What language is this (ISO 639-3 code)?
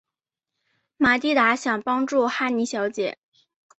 zho